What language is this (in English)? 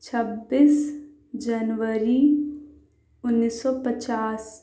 Urdu